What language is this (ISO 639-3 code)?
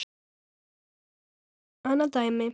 isl